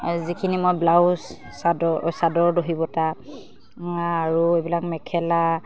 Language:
Assamese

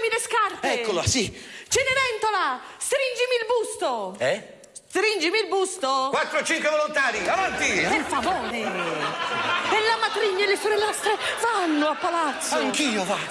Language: Italian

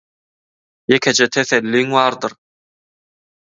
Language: Turkmen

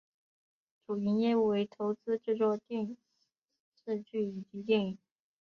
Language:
Chinese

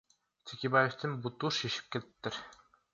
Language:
Kyrgyz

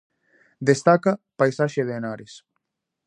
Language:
Galician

